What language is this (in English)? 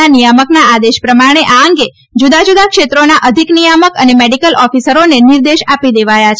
Gujarati